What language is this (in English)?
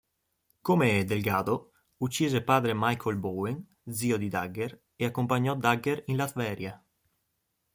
Italian